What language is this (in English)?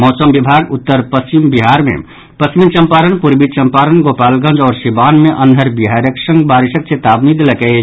Maithili